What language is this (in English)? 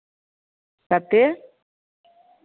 Maithili